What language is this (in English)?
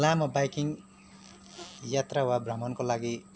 Nepali